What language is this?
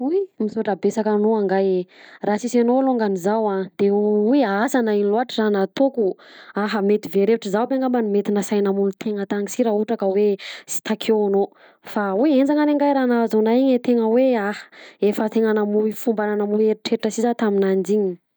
Southern Betsimisaraka Malagasy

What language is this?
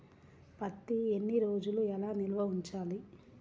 Telugu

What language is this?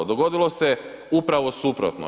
Croatian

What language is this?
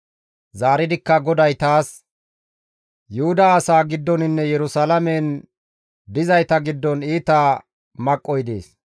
Gamo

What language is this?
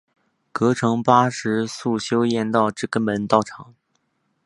Chinese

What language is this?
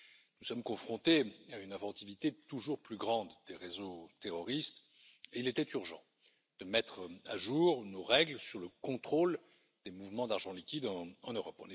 French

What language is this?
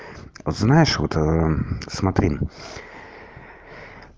Russian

